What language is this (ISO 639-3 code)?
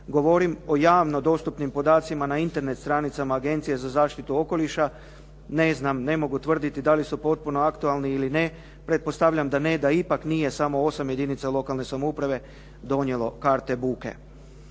hrv